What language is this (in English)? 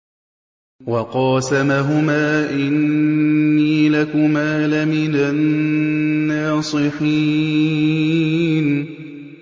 Arabic